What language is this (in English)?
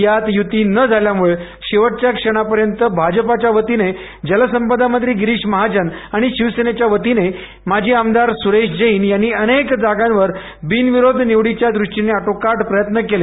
Marathi